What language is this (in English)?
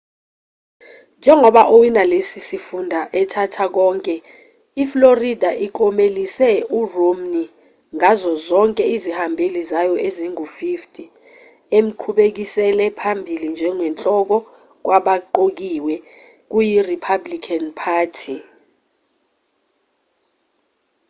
Zulu